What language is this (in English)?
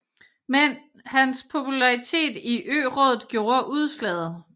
Danish